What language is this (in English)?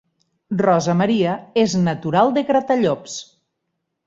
Catalan